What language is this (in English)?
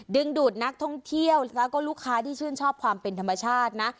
Thai